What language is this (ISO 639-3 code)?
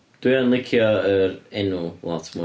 cym